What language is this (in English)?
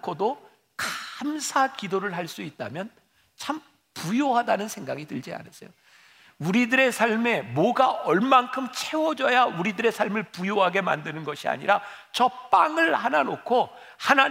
Korean